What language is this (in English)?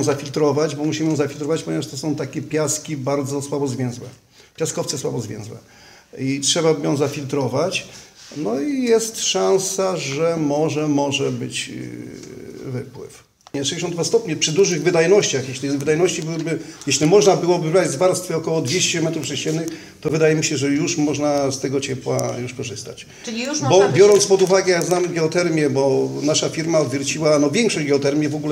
Polish